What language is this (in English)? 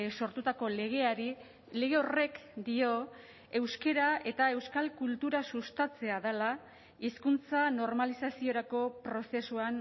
Basque